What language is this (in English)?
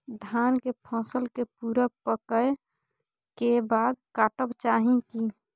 Maithili